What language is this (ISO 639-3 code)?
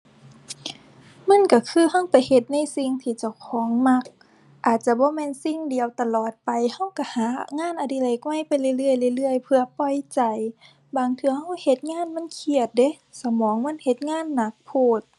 tha